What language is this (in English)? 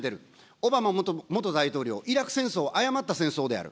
Japanese